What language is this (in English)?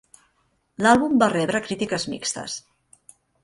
Catalan